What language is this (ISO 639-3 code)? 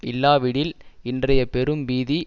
tam